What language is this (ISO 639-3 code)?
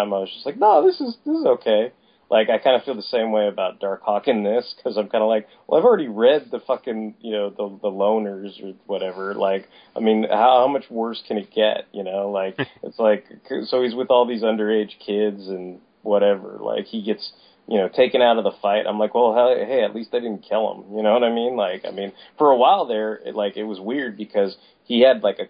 eng